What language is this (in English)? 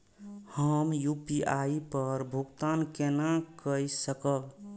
Maithili